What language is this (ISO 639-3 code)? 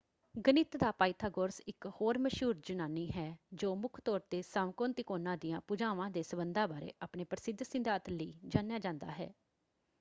pan